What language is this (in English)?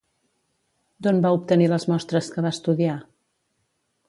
Catalan